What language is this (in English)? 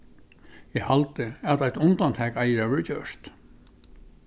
Faroese